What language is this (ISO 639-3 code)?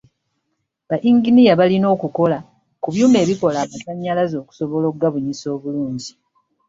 lug